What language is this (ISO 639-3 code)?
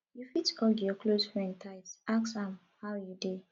pcm